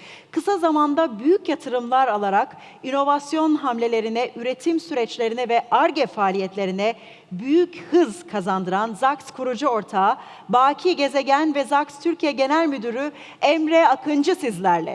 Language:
Turkish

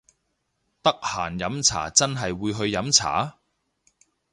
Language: Cantonese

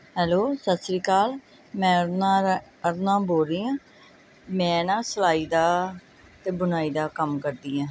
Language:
Punjabi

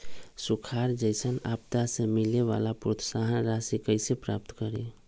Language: Magahi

